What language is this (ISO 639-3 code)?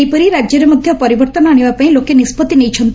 ori